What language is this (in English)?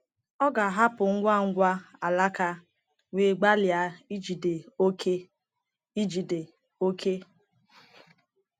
Igbo